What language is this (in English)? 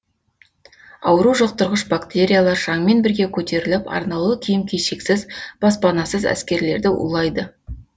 Kazakh